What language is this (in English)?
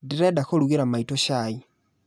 Kikuyu